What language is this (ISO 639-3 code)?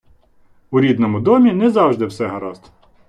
ukr